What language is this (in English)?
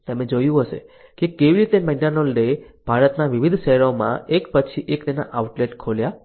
Gujarati